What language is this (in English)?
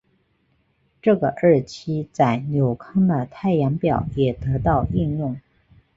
Chinese